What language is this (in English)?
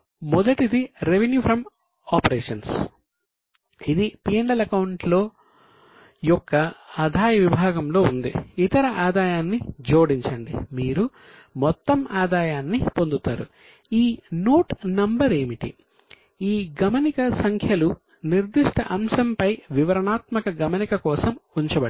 Telugu